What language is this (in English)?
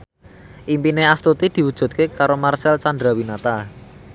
Javanese